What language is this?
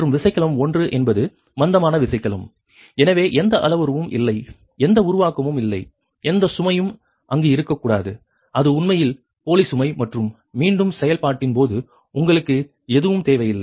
Tamil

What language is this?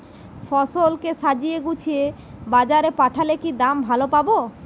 Bangla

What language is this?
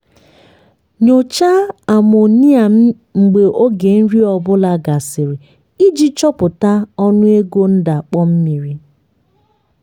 Igbo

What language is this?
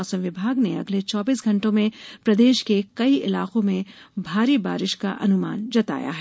Hindi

